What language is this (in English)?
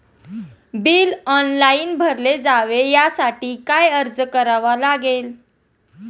Marathi